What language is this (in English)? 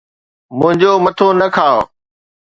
Sindhi